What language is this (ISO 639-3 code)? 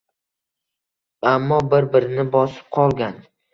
uzb